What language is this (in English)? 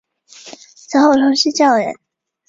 Chinese